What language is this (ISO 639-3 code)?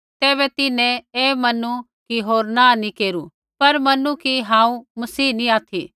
kfx